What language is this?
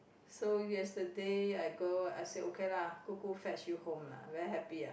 English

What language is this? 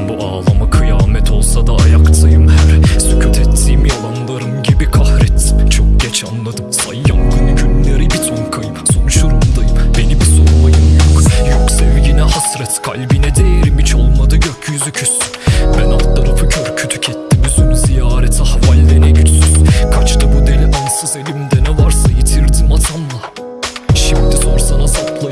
Turkish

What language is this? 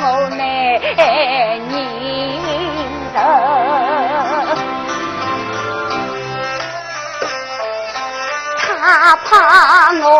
Chinese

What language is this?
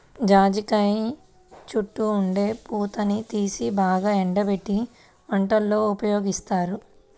Telugu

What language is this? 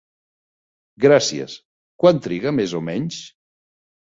Catalan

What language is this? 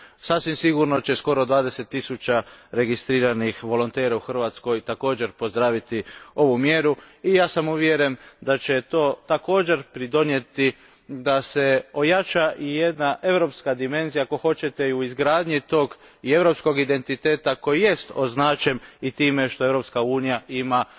Croatian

